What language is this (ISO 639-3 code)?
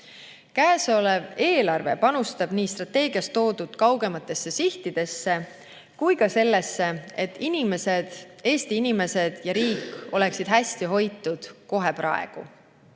est